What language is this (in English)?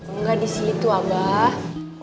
Indonesian